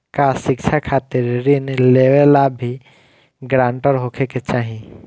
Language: Bhojpuri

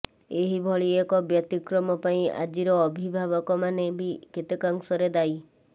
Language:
Odia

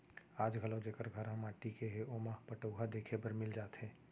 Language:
Chhattisgarhi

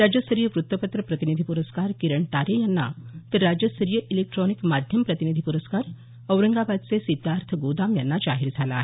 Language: Marathi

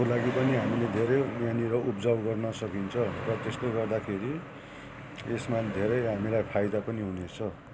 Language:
Nepali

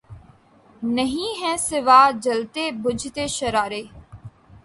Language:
Urdu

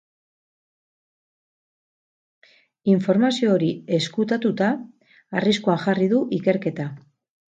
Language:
Basque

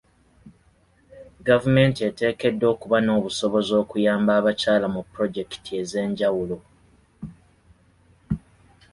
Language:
Ganda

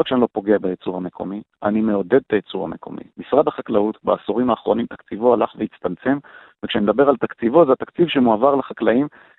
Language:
Hebrew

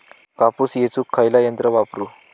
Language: Marathi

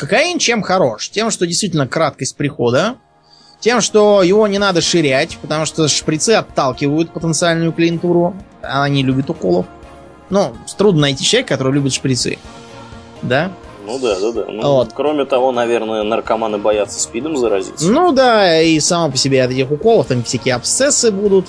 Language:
Russian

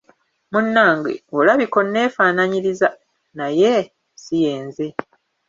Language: Ganda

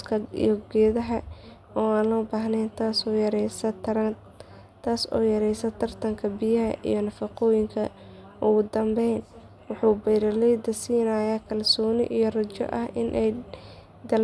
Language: Somali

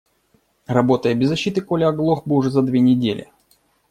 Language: Russian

